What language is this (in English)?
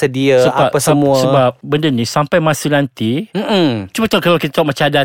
Malay